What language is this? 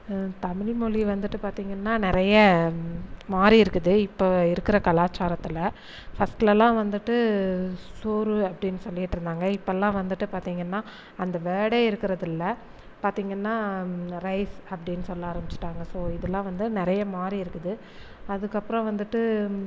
Tamil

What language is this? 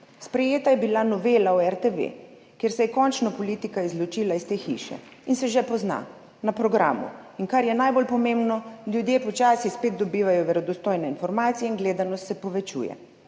Slovenian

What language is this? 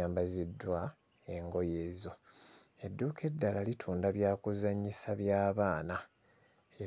Ganda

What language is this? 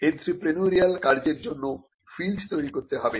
Bangla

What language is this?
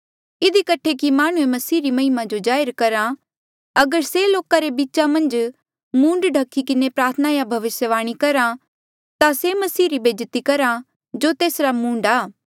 Mandeali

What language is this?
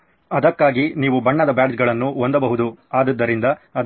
Kannada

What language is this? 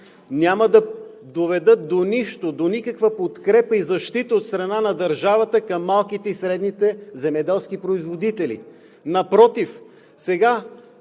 Bulgarian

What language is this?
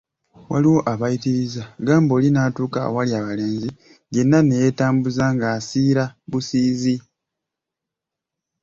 Ganda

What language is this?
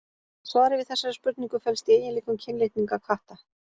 Icelandic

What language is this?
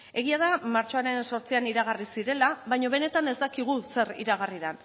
Basque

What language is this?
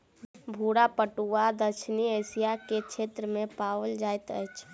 Maithili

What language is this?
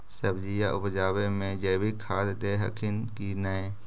Magahi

